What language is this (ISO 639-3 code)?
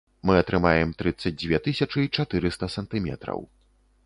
bel